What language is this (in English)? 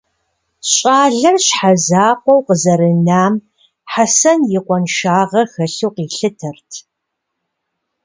Kabardian